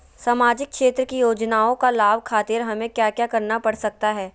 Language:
Magahi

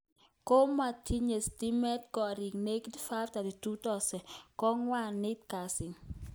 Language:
Kalenjin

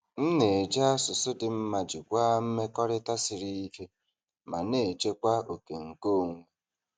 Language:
Igbo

